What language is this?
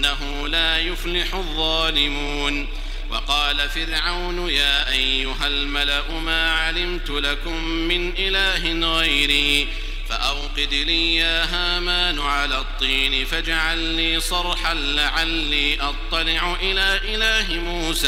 Arabic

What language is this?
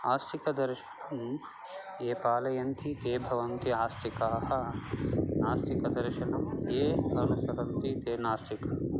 Sanskrit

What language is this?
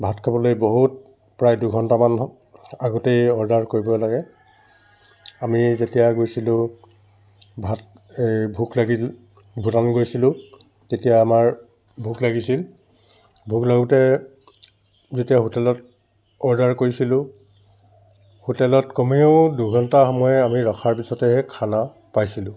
Assamese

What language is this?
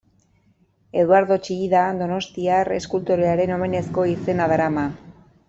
Basque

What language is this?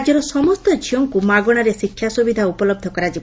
Odia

